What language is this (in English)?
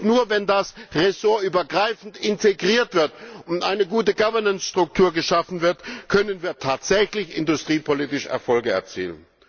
German